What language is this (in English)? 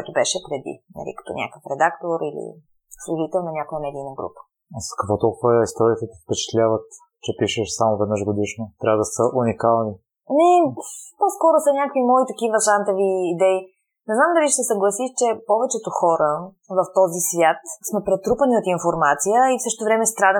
Bulgarian